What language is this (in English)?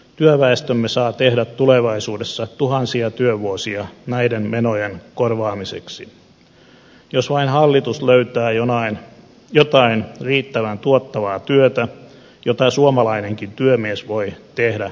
Finnish